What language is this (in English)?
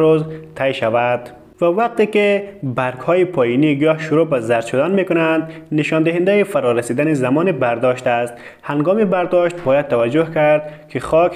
Persian